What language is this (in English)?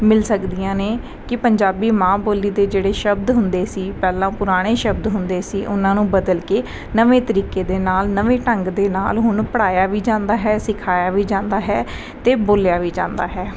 Punjabi